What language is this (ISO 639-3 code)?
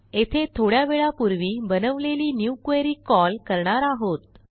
mar